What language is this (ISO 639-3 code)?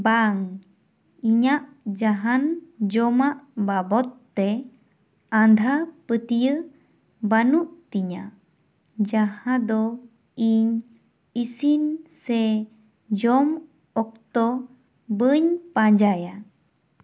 sat